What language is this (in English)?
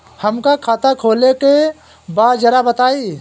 Bhojpuri